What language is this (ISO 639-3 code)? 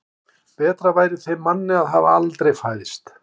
isl